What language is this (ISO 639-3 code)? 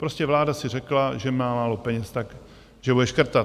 ces